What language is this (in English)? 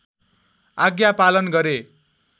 Nepali